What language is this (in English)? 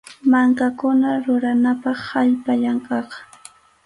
Arequipa-La Unión Quechua